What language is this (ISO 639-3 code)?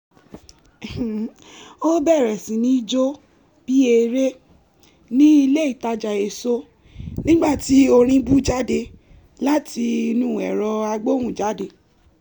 yor